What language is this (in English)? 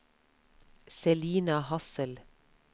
Norwegian